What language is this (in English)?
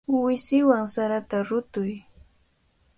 Cajatambo North Lima Quechua